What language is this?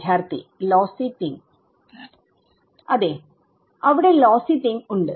Malayalam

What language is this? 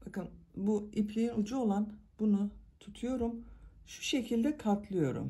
Turkish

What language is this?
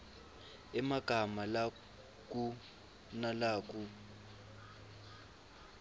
Swati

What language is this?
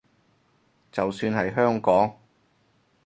Cantonese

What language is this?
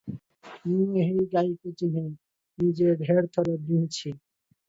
Odia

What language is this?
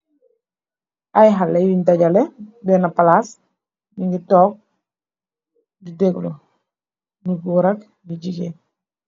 Wolof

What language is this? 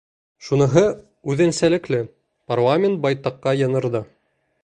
Bashkir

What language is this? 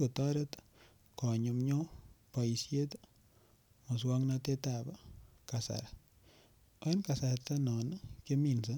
Kalenjin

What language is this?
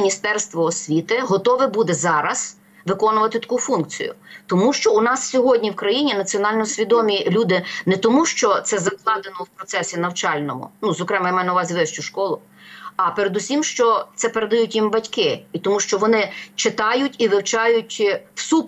Ukrainian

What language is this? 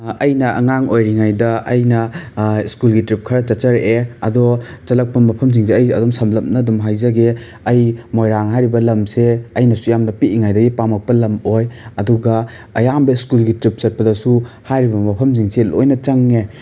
Manipuri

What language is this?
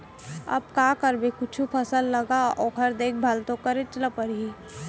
Chhattisgarhi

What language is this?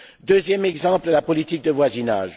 French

